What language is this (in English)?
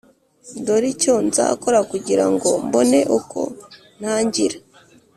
Kinyarwanda